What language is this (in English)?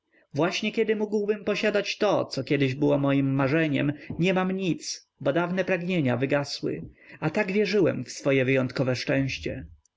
Polish